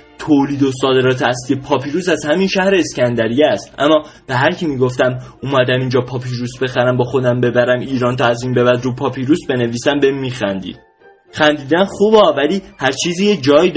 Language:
Persian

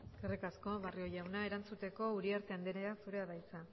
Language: Basque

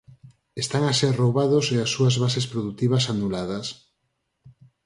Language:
Galician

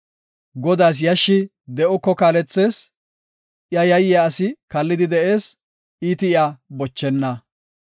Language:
Gofa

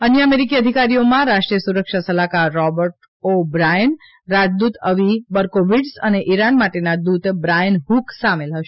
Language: Gujarati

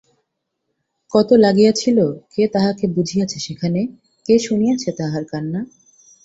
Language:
Bangla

